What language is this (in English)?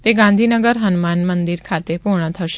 Gujarati